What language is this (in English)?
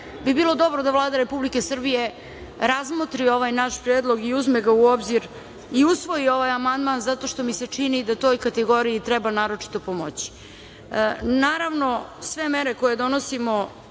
Serbian